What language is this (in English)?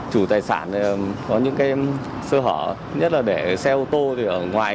Vietnamese